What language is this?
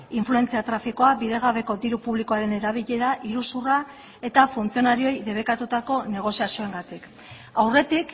Basque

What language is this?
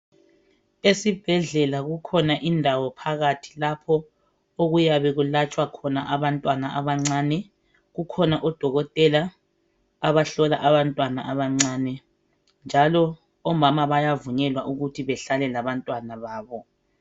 North Ndebele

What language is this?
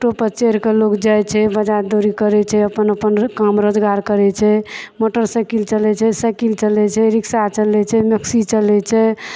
Maithili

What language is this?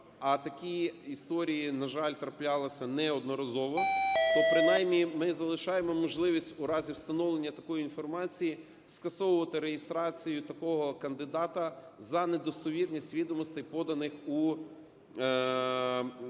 Ukrainian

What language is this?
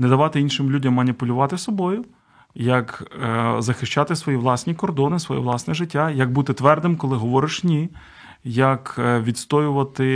Ukrainian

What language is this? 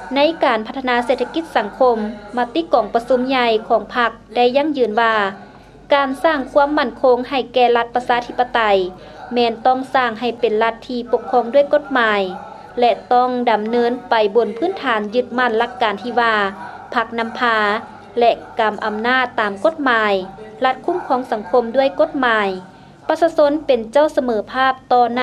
Thai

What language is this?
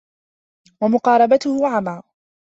Arabic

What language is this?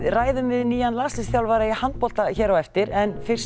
Icelandic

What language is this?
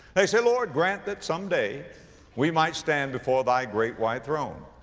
English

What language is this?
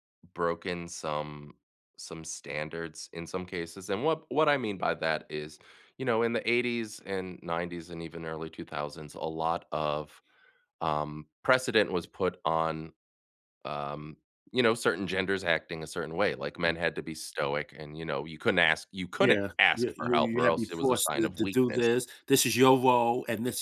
English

